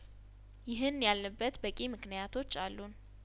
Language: Amharic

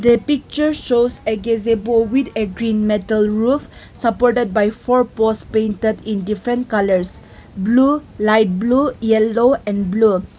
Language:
English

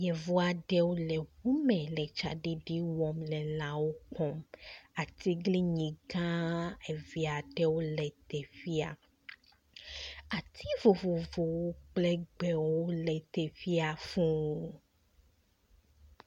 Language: Ewe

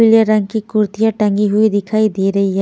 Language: Hindi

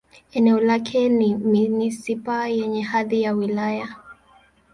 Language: Swahili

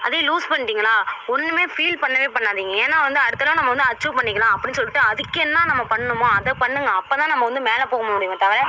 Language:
Tamil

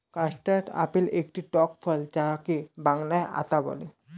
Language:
Bangla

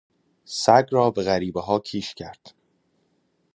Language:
Persian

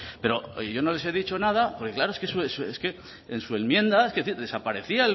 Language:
Spanish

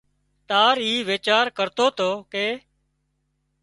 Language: Wadiyara Koli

